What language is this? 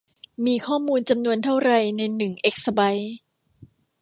Thai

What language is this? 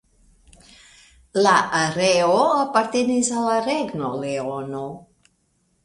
Esperanto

